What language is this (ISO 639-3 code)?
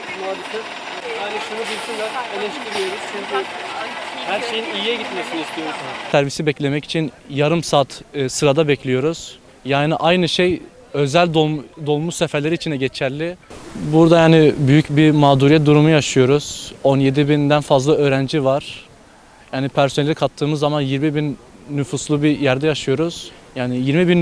tur